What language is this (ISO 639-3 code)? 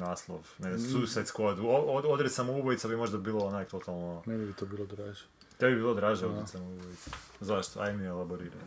hrv